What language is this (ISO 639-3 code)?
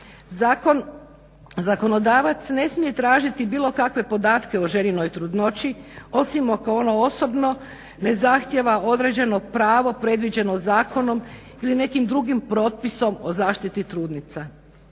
hrv